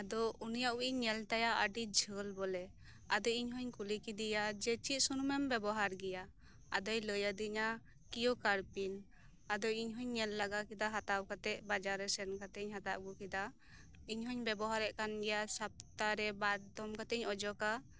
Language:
Santali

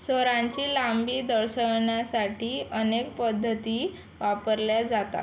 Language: Marathi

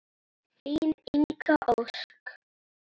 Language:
Icelandic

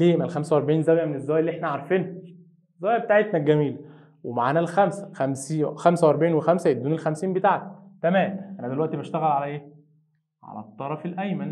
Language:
Arabic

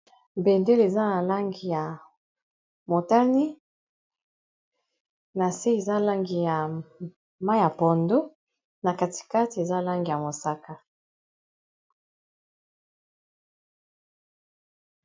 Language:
Lingala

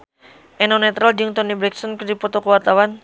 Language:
Sundanese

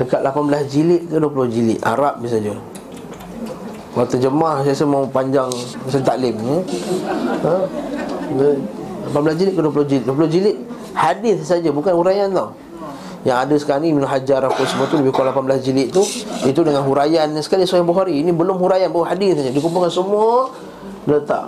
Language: Malay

